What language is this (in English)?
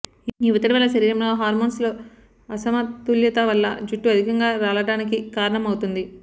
Telugu